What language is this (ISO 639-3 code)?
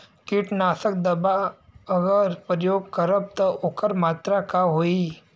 bho